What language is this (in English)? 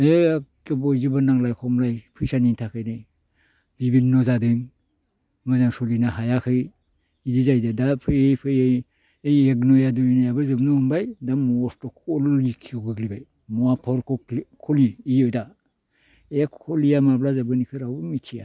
Bodo